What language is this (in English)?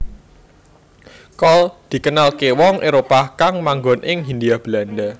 Javanese